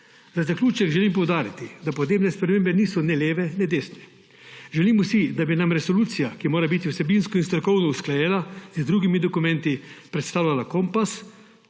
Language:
Slovenian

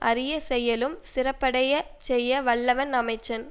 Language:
Tamil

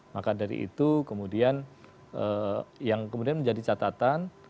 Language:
Indonesian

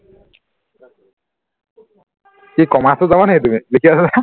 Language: Assamese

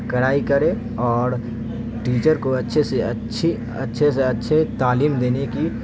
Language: Urdu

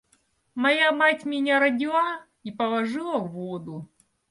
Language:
Russian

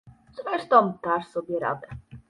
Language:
Polish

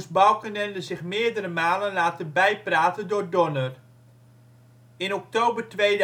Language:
Dutch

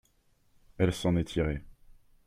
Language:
French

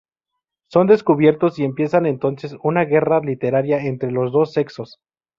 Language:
Spanish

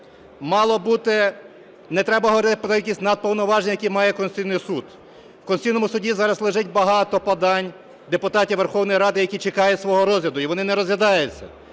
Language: Ukrainian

